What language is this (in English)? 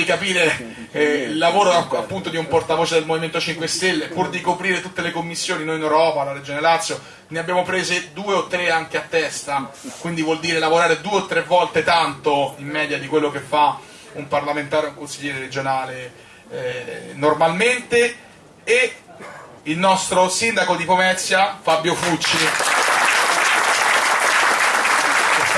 Italian